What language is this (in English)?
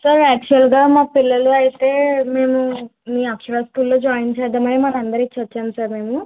Telugu